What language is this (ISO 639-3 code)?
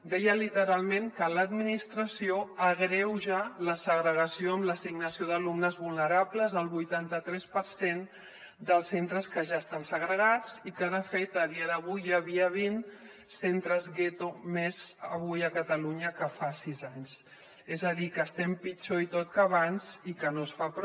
cat